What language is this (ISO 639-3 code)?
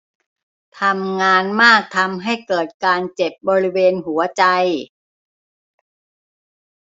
tha